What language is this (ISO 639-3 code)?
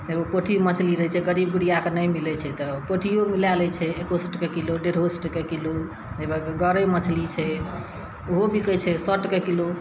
mai